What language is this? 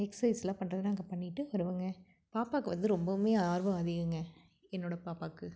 Tamil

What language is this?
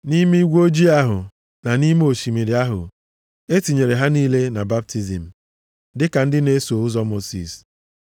Igbo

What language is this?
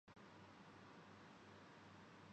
Urdu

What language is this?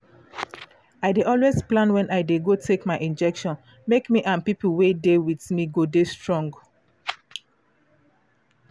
Nigerian Pidgin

